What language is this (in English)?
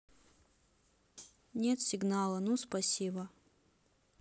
Russian